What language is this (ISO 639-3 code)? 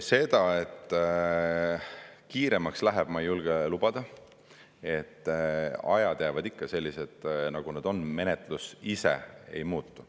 est